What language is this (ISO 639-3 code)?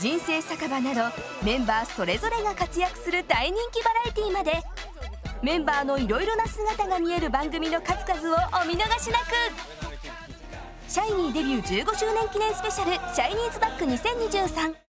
jpn